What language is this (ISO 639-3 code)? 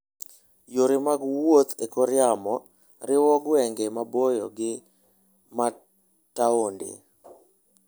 luo